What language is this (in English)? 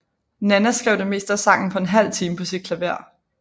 Danish